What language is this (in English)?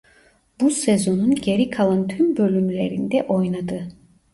Turkish